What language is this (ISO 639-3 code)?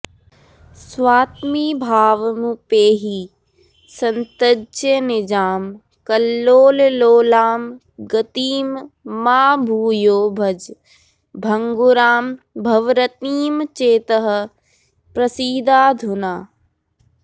san